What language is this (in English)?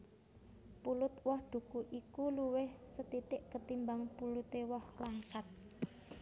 Javanese